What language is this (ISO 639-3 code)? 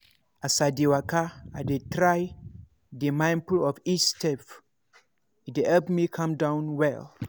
pcm